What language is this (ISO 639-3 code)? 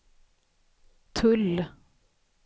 swe